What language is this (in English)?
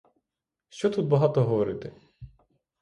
Ukrainian